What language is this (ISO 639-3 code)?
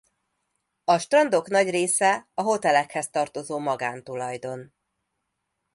hun